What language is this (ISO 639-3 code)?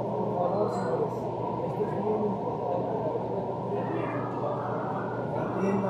spa